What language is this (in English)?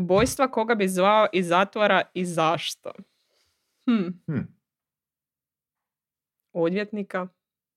Croatian